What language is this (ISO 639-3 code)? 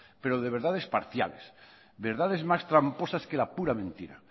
spa